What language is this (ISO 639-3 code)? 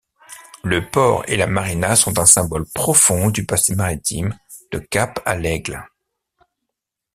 fra